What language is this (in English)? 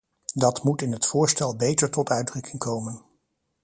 Dutch